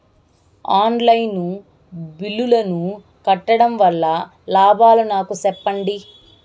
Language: Telugu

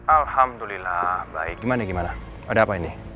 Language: Indonesian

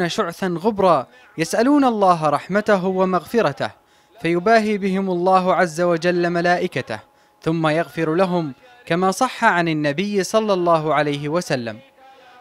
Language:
Arabic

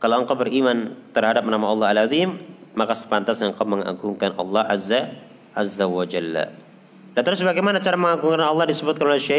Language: Indonesian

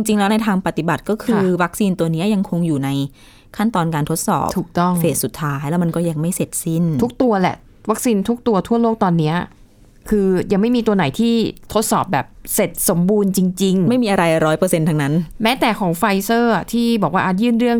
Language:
Thai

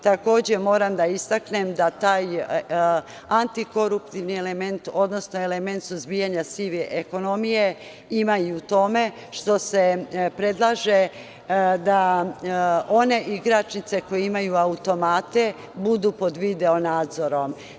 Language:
Serbian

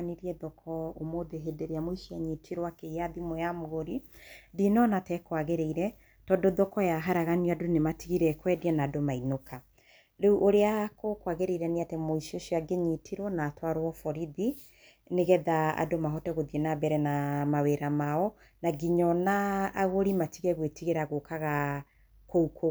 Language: Kikuyu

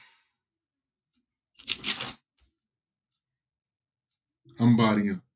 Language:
Punjabi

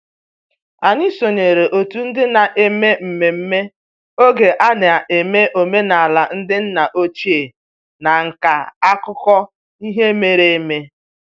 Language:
Igbo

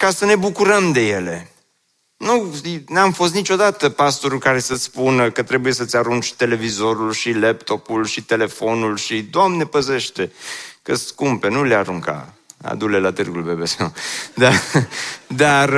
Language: Romanian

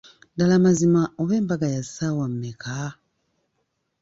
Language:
Ganda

